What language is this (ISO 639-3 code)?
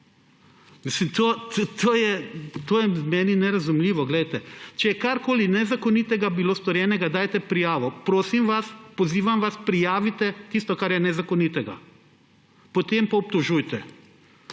slv